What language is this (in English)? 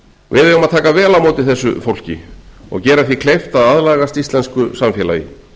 Icelandic